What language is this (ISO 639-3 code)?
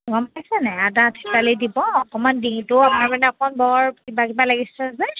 asm